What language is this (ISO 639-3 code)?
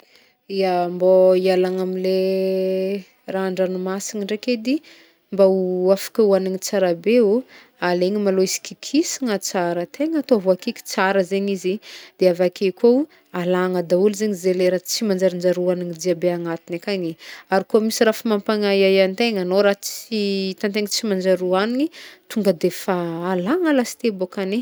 bmm